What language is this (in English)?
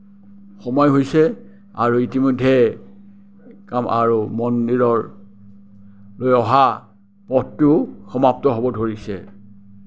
Assamese